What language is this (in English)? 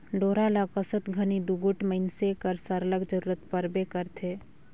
Chhattisgarhi